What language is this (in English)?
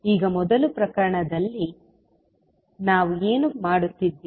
Kannada